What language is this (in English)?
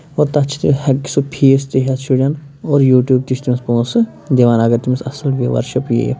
Kashmiri